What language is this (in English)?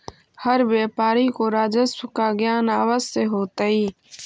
Magahi